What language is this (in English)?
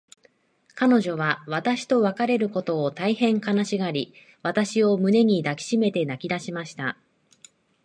Japanese